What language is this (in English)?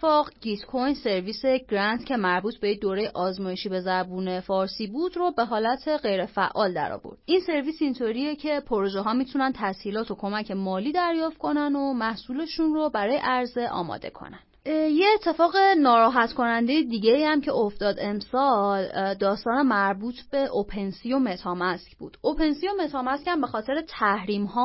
Persian